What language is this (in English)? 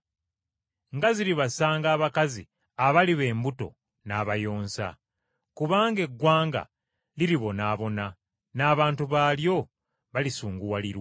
Ganda